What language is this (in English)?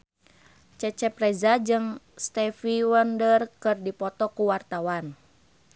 Sundanese